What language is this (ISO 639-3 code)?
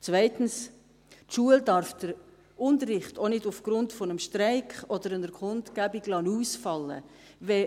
gsw